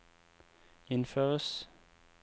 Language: Norwegian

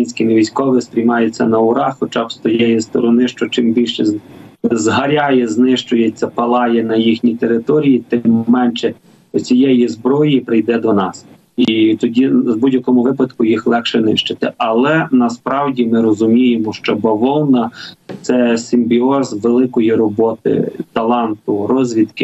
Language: Ukrainian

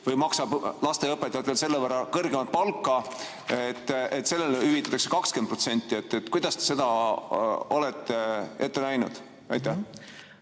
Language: Estonian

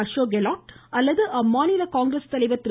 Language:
Tamil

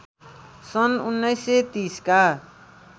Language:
Nepali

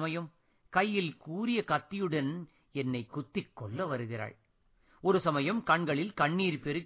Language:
Tamil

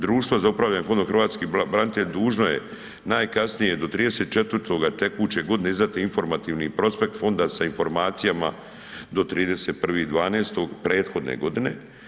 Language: Croatian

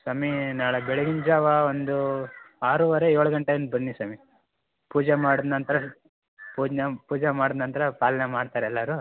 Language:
Kannada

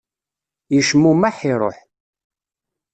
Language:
Kabyle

